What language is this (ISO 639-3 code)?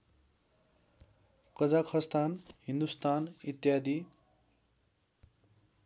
nep